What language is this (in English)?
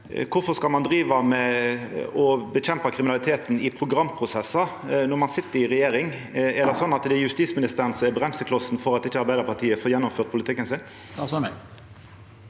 Norwegian